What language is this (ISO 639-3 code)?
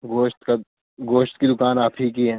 urd